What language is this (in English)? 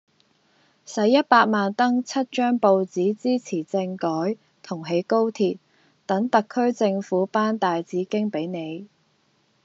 Cantonese